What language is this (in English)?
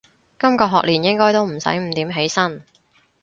Cantonese